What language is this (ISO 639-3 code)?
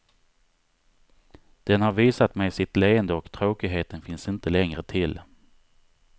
swe